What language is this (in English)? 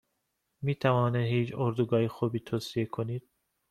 Persian